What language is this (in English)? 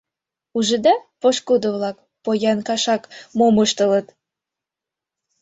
Mari